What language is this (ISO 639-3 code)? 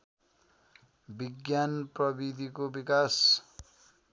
nep